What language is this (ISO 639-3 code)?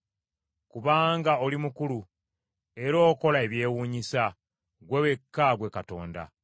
lug